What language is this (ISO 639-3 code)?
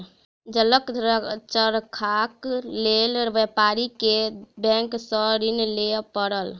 mai